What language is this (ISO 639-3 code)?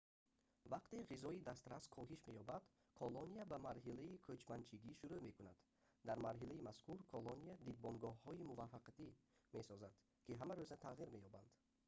tgk